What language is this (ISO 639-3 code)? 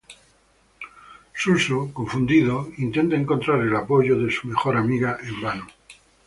spa